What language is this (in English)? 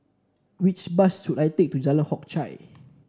English